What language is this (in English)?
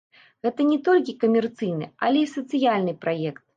Belarusian